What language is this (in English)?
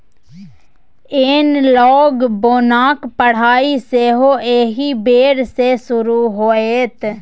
Maithili